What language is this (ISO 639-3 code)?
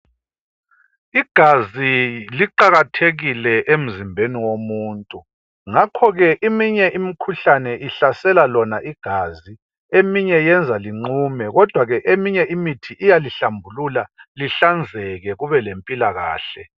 nde